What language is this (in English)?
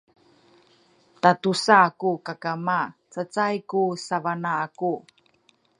Sakizaya